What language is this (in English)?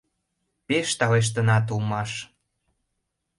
Mari